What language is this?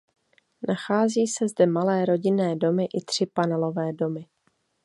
Czech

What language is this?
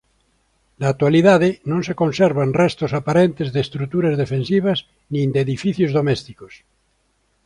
Galician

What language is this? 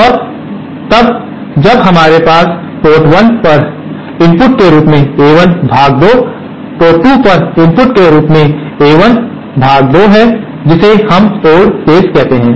Hindi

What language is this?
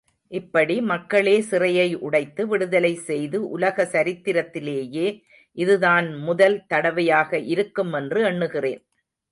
Tamil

